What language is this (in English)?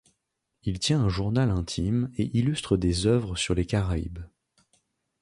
French